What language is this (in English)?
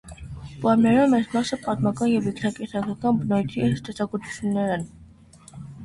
Armenian